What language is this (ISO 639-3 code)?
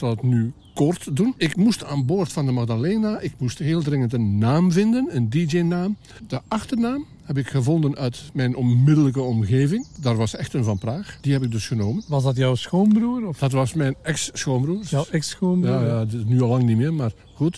nld